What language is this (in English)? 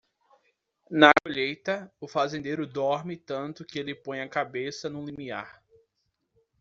Portuguese